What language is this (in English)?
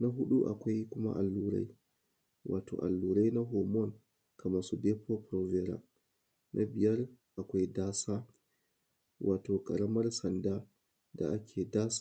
Hausa